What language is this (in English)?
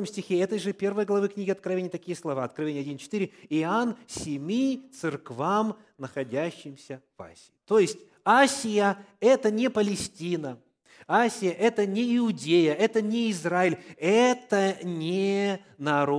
Russian